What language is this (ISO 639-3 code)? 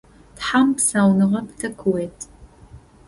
ady